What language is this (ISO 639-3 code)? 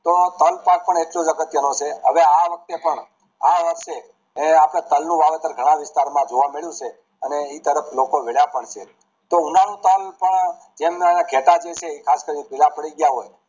guj